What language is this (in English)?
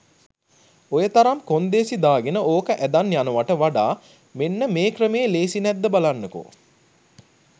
Sinhala